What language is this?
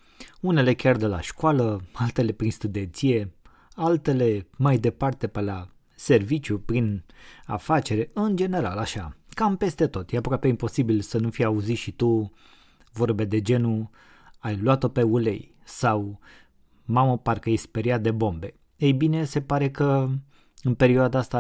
Romanian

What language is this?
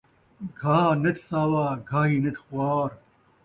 Saraiki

